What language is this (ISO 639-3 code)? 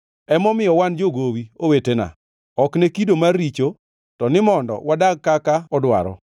luo